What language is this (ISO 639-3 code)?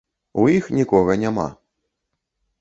bel